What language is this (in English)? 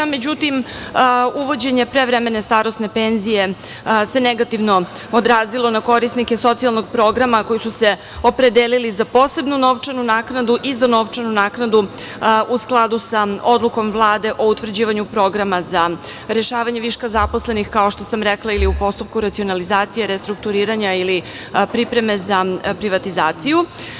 Serbian